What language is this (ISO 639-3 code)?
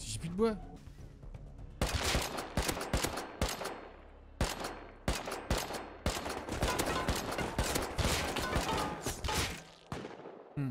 fra